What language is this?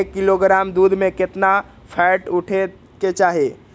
Magahi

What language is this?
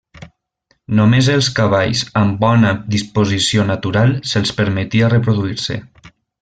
Catalan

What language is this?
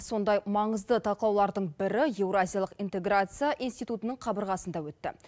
Kazakh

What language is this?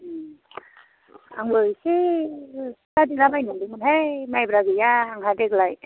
Bodo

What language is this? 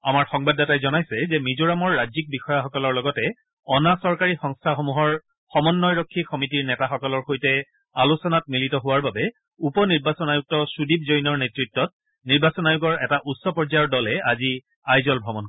Assamese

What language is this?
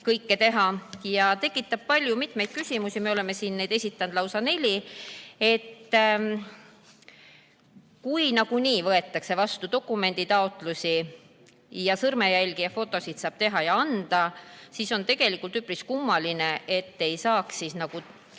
Estonian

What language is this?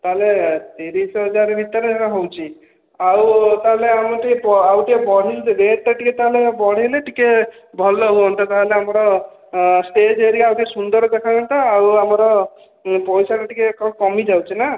Odia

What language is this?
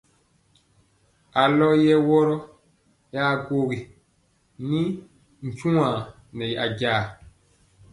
Mpiemo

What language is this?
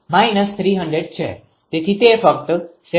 Gujarati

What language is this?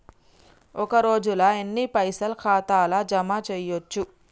Telugu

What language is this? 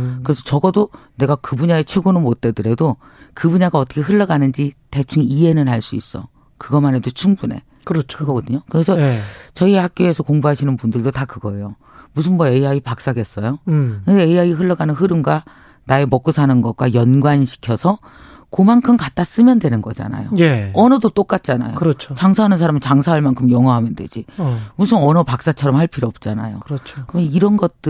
Korean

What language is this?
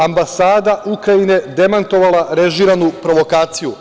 Serbian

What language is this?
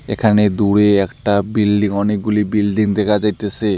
Bangla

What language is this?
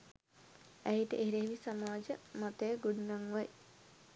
Sinhala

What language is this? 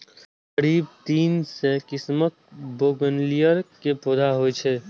Maithili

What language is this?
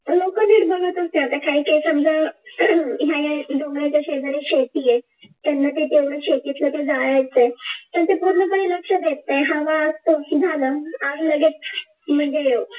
Marathi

